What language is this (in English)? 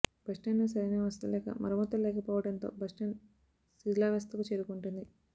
Telugu